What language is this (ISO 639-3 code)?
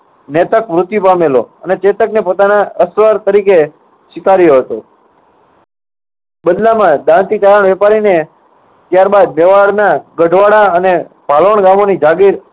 guj